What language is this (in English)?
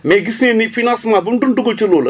Wolof